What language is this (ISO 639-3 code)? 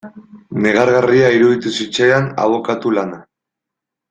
eus